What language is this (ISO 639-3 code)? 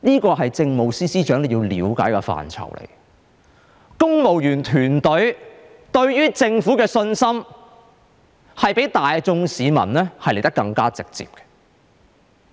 yue